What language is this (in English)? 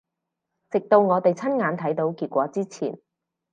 Cantonese